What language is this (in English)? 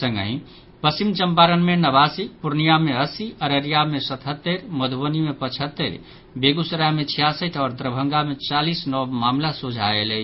Maithili